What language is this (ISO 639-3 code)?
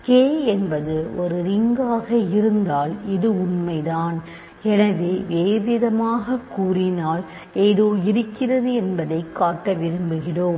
tam